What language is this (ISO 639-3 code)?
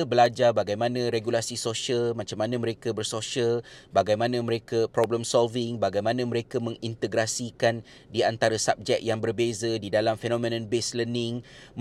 msa